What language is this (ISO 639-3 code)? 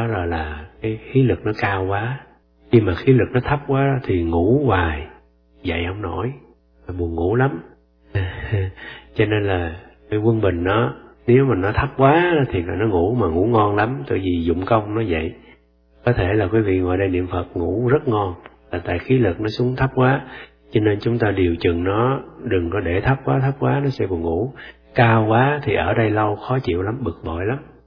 vie